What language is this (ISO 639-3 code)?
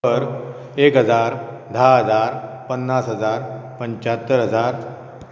kok